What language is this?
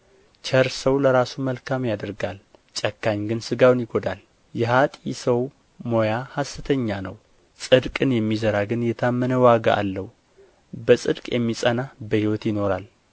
Amharic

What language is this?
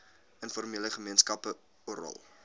Afrikaans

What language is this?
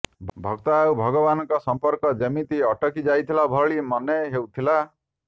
Odia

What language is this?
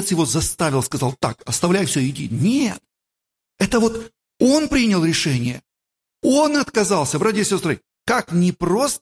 Russian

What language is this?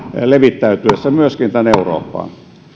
Finnish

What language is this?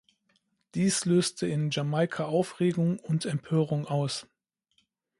German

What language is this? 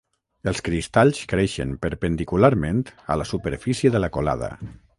Catalan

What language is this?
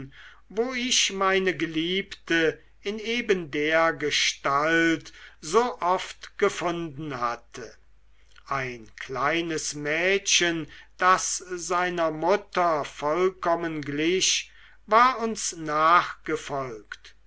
German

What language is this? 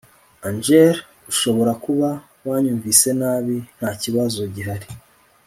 Kinyarwanda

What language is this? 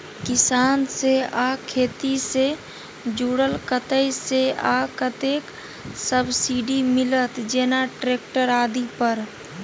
Maithili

